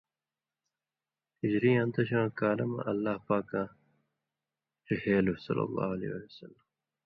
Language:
Indus Kohistani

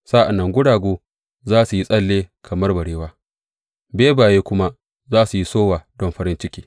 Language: Hausa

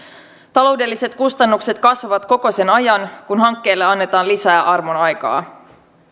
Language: Finnish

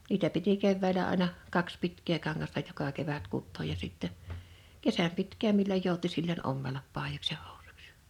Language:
Finnish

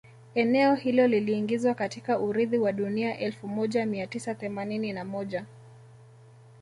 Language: Swahili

